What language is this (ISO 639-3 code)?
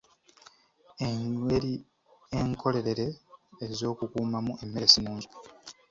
lug